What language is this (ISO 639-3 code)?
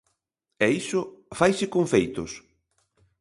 glg